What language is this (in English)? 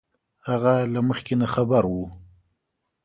Pashto